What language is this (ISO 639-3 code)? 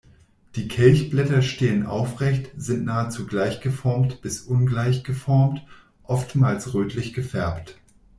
deu